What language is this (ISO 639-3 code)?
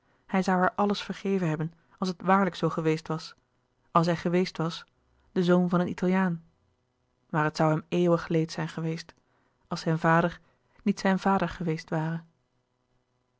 nld